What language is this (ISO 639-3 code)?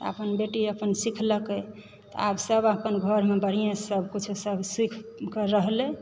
mai